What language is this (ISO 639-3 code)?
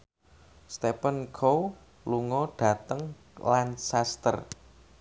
jav